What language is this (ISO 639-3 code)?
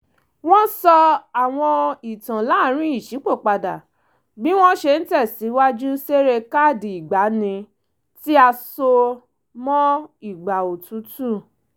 yor